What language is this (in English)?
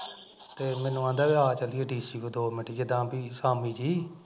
Punjabi